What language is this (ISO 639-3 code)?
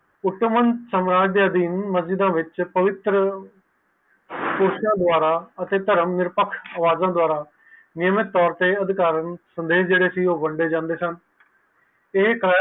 pan